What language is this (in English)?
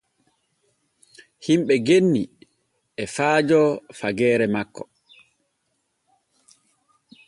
Borgu Fulfulde